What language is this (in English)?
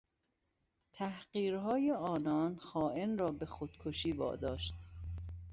Persian